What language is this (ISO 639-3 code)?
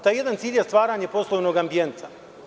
srp